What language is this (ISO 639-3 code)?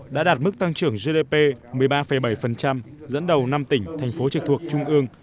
vie